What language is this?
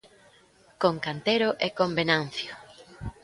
Galician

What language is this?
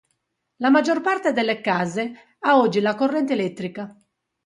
Italian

